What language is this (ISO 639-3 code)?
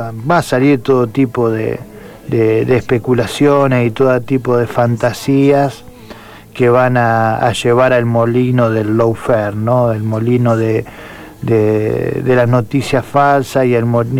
spa